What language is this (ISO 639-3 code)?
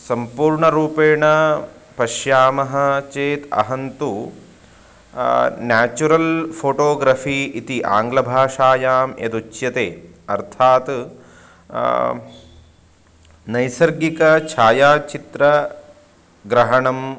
san